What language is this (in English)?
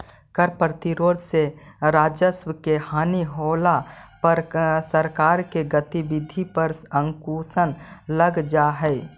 Magahi